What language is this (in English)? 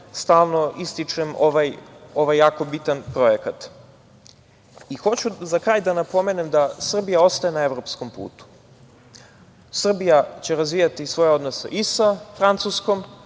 Serbian